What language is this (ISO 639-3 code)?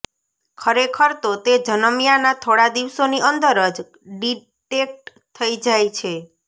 guj